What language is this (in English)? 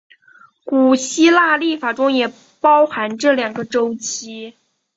Chinese